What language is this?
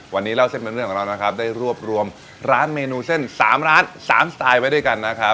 Thai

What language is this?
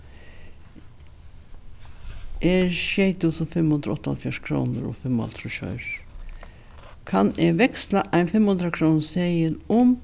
Faroese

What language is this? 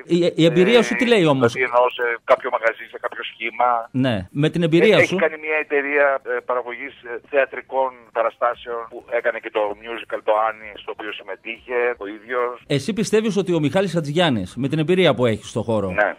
Greek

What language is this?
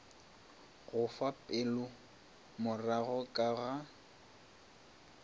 Northern Sotho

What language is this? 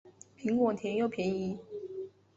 Chinese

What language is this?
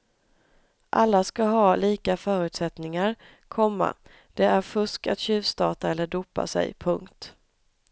Swedish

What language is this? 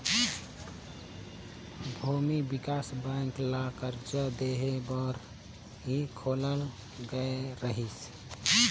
Chhattisgarhi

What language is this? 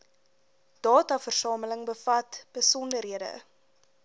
Afrikaans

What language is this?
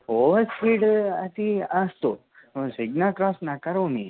Sanskrit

